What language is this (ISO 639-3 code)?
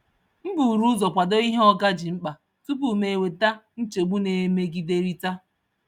ibo